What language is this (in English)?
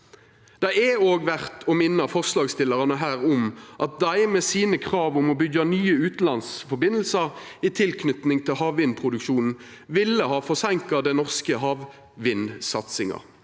Norwegian